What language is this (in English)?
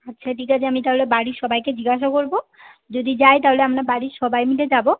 Bangla